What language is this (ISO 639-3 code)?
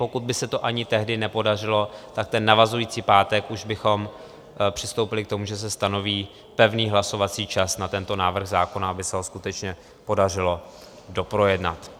ces